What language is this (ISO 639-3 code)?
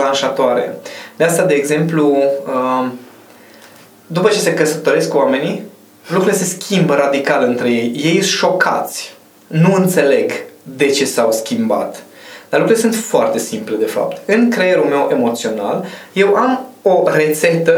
ron